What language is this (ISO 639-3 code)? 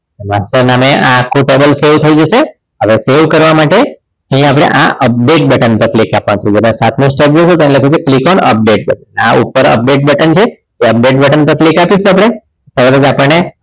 guj